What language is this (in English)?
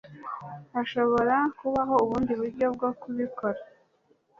Kinyarwanda